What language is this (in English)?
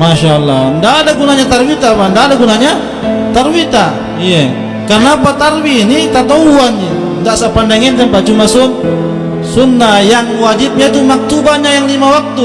Malay